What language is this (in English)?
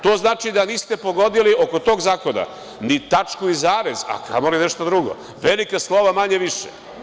Serbian